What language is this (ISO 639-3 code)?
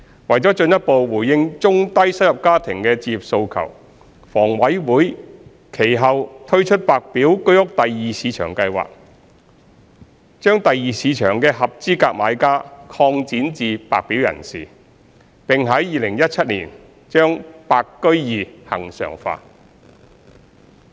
yue